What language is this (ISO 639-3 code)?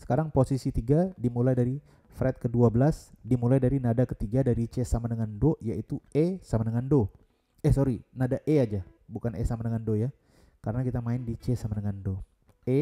ind